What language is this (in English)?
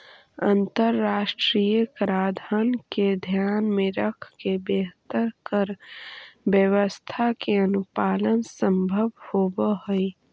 Magahi